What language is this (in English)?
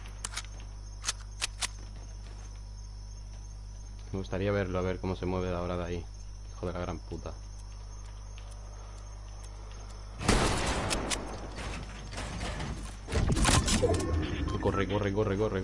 Spanish